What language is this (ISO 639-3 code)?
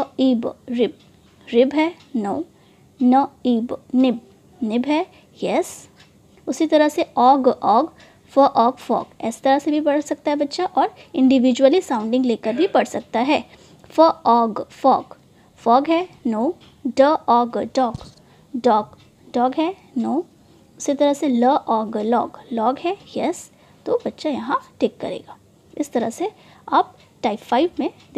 hin